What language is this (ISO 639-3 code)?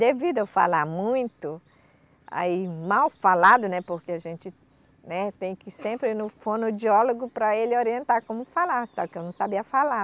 por